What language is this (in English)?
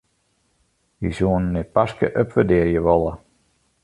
Western Frisian